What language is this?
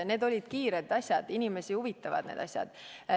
Estonian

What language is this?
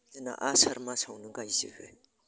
Bodo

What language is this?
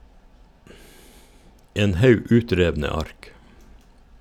Norwegian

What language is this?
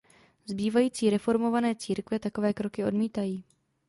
Czech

